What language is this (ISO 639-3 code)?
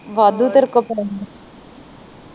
pan